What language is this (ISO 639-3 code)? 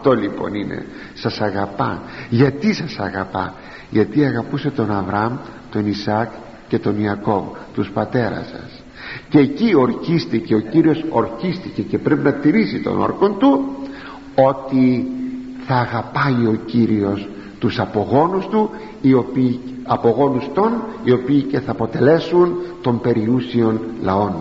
ell